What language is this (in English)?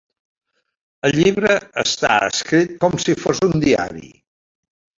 Catalan